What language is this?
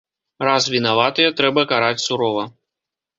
Belarusian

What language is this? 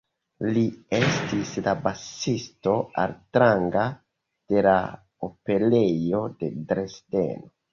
Esperanto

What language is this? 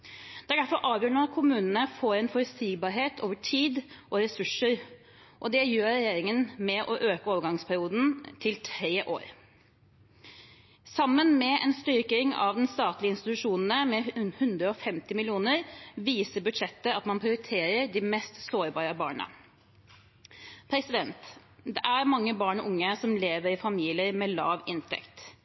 Norwegian Bokmål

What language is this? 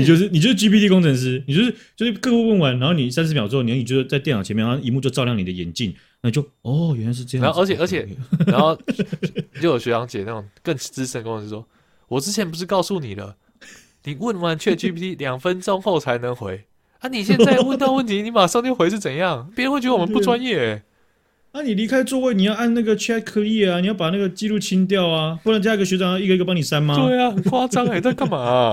Chinese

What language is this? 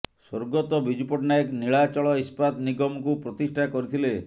Odia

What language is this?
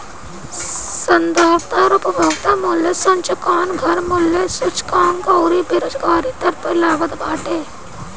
Bhojpuri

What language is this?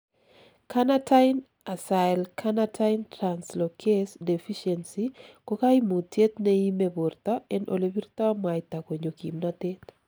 Kalenjin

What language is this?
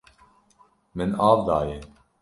Kurdish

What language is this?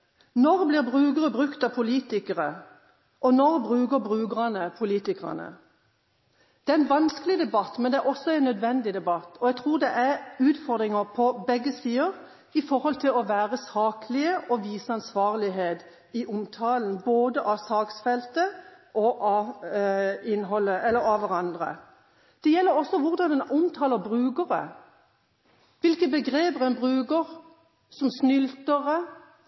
Norwegian Bokmål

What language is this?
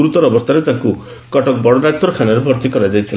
Odia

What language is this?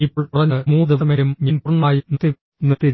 Malayalam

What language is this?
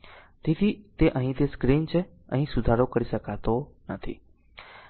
Gujarati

